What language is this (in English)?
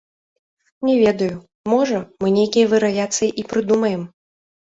Belarusian